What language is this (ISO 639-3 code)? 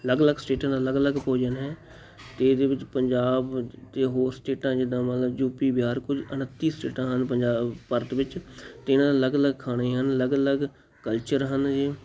pan